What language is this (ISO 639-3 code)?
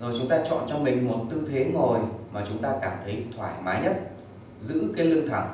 vie